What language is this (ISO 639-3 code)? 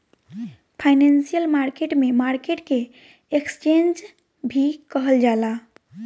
bho